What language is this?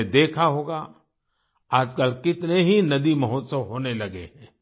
Hindi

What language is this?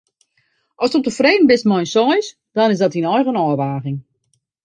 Western Frisian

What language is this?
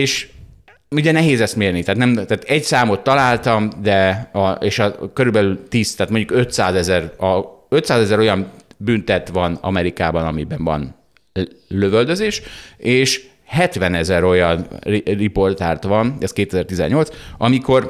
Hungarian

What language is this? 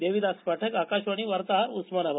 Marathi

